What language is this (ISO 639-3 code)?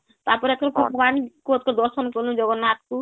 ori